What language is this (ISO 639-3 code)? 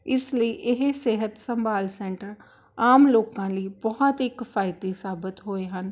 pan